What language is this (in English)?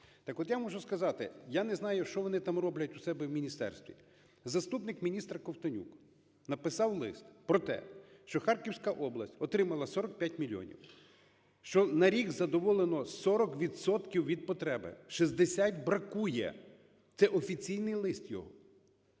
Ukrainian